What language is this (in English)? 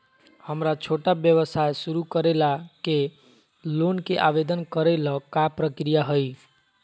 Magahi